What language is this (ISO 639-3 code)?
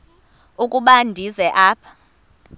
xho